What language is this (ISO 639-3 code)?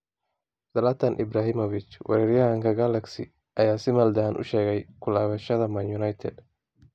som